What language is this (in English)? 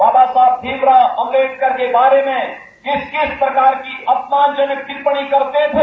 Hindi